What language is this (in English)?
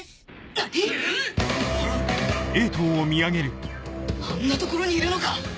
Japanese